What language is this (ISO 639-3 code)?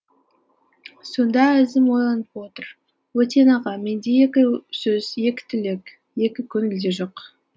kaz